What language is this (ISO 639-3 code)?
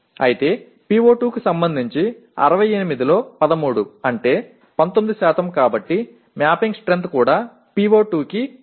tel